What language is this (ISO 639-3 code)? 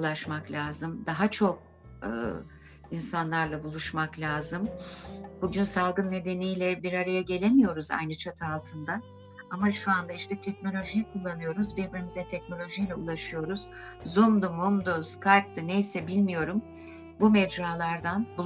tur